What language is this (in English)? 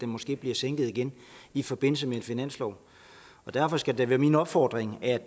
Danish